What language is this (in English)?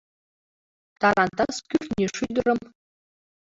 Mari